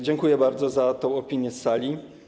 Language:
Polish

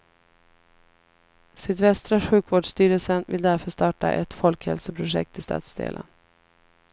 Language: Swedish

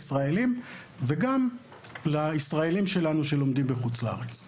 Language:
Hebrew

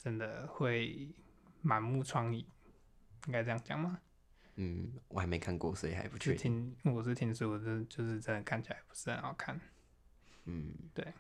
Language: Chinese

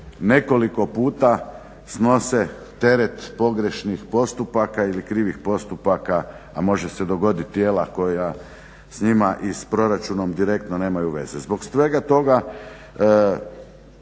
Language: Croatian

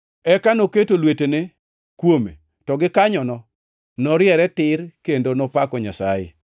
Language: Luo (Kenya and Tanzania)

